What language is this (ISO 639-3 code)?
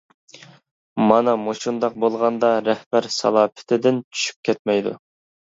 uig